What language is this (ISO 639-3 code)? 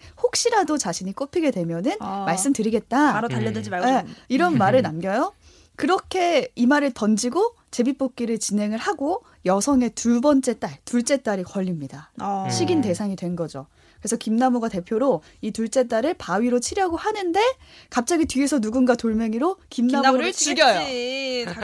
kor